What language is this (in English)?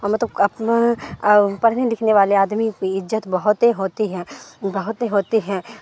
Urdu